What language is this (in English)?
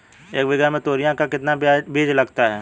Hindi